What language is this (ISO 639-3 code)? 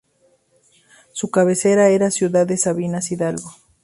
spa